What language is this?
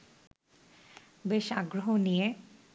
Bangla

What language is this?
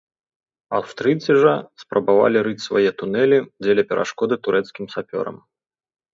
Belarusian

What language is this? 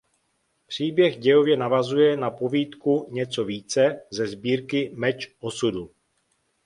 Czech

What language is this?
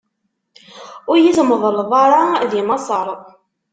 Kabyle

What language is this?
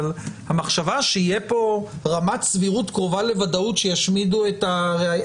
Hebrew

